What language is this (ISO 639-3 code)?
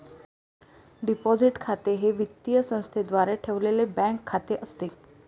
mar